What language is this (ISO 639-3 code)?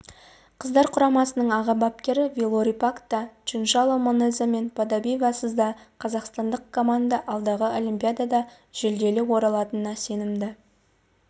kaz